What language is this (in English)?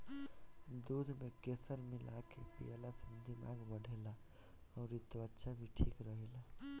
Bhojpuri